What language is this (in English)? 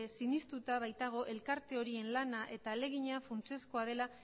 Basque